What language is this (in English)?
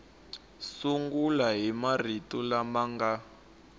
Tsonga